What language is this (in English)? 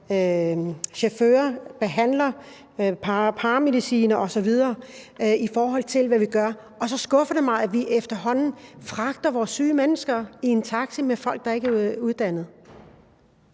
Danish